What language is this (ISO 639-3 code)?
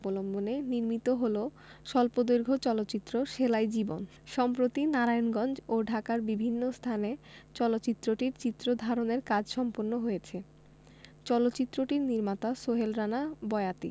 ben